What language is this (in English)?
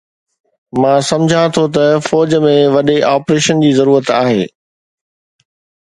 Sindhi